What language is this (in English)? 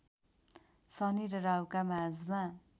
Nepali